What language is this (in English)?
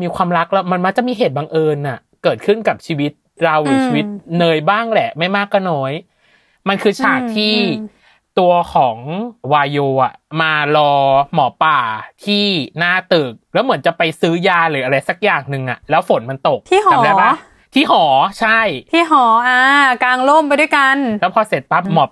Thai